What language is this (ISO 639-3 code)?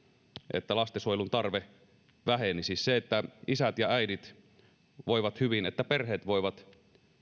fin